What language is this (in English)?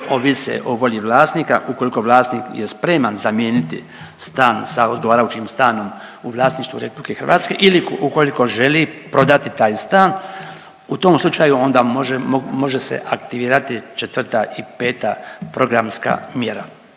Croatian